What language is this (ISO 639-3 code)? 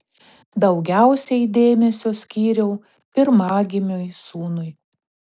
lit